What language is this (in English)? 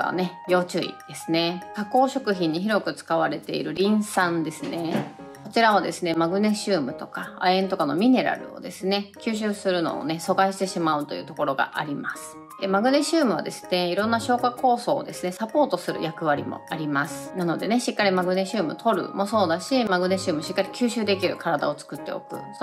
Japanese